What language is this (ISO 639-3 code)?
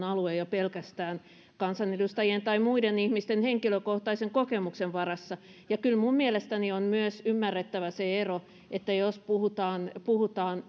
fin